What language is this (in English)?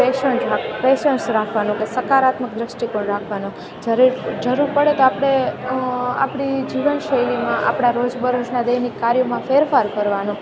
Gujarati